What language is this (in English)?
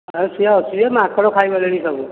Odia